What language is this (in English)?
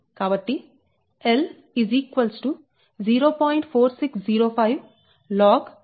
Telugu